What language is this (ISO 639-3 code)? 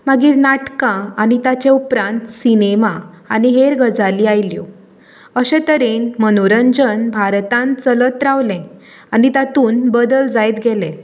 kok